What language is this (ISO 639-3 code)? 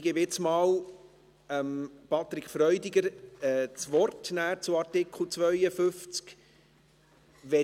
gsw